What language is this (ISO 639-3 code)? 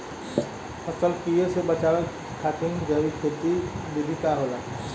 bho